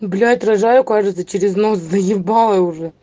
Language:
Russian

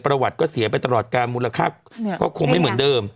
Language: Thai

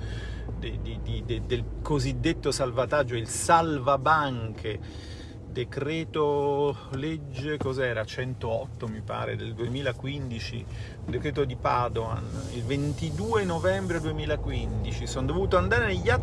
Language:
Italian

